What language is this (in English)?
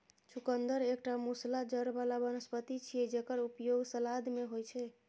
Maithili